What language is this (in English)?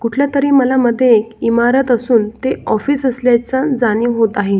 Marathi